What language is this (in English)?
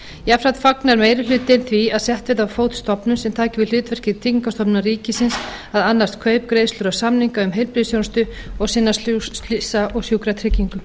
Icelandic